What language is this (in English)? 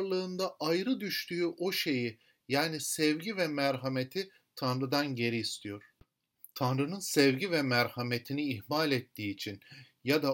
Turkish